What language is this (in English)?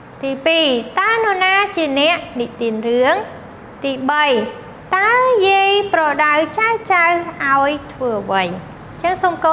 Thai